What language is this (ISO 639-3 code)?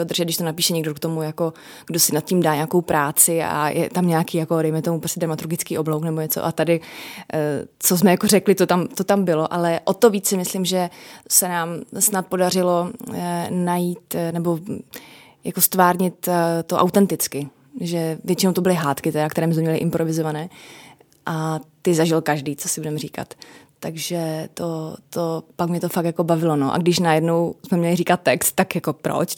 ces